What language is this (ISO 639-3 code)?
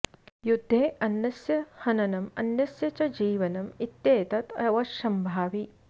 san